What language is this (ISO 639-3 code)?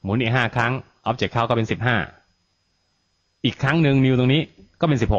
tha